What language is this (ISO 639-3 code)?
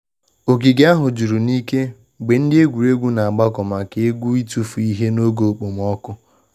ibo